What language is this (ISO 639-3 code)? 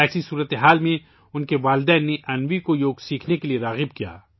urd